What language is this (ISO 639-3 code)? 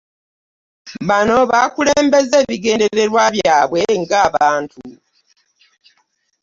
lug